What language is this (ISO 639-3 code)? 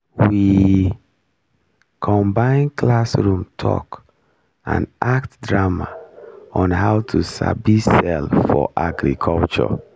pcm